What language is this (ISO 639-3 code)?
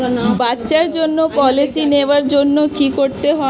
ben